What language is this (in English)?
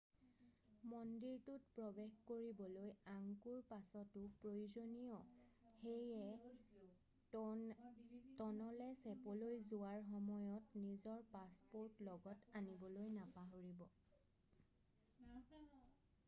Assamese